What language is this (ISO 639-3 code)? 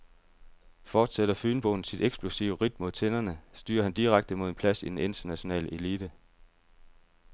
dan